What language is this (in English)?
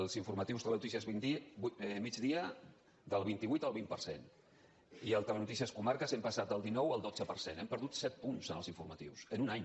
Catalan